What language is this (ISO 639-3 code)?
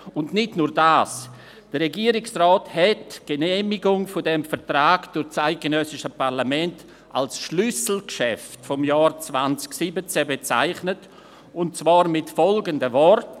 gsw